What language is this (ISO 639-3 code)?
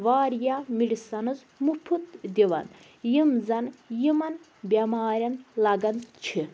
kas